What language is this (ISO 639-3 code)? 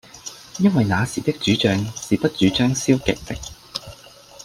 yue